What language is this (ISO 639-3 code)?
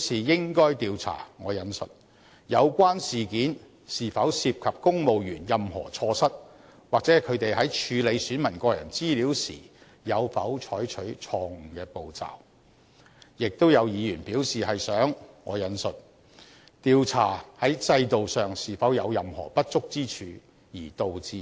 yue